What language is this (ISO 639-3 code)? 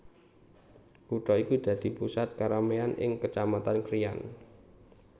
jav